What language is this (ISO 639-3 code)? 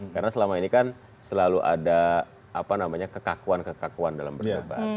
ind